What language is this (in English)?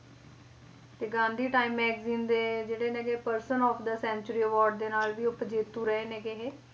Punjabi